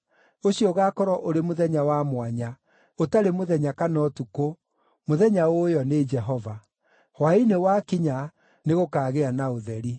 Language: Kikuyu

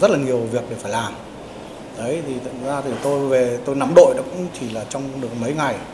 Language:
Vietnamese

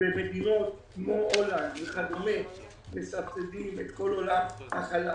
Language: Hebrew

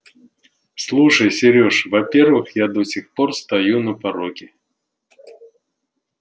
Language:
Russian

